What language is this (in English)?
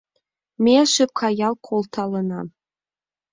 Mari